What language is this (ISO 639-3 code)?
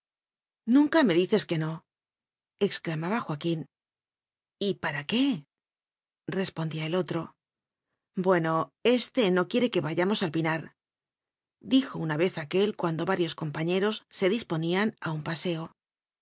spa